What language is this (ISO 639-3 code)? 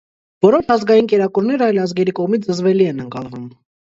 hye